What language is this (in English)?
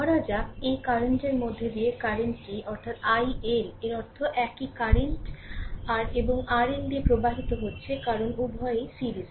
Bangla